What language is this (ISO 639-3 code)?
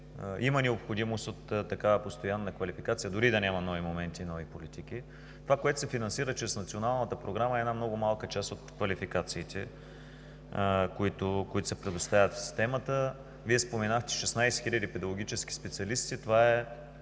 bul